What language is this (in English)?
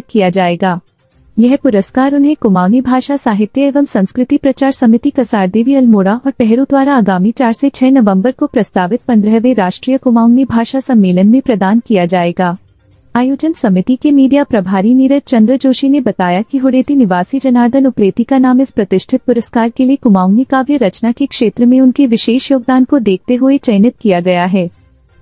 Hindi